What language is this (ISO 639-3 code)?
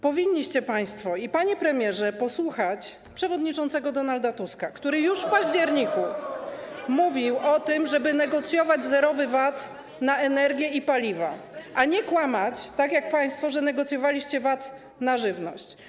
pol